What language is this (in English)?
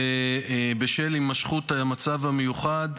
Hebrew